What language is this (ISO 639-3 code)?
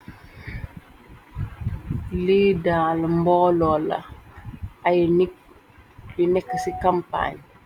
wol